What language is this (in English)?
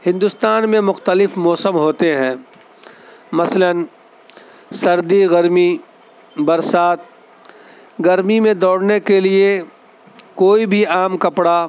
Urdu